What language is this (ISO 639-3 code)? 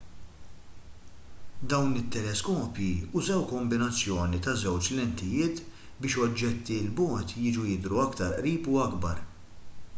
mlt